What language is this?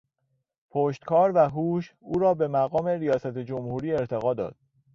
Persian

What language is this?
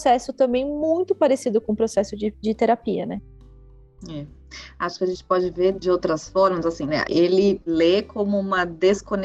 Portuguese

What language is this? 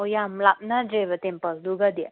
Manipuri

